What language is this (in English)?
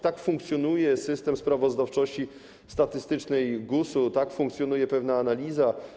Polish